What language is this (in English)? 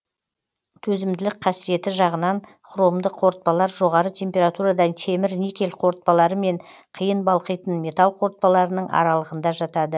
Kazakh